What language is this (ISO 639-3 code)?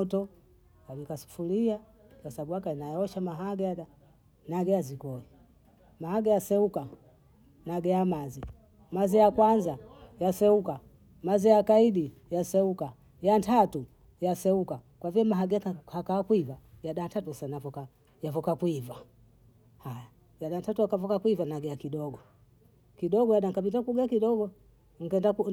bou